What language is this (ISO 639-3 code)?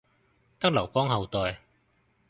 yue